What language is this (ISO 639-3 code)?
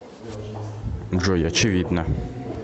rus